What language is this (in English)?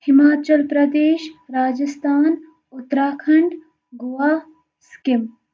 Kashmiri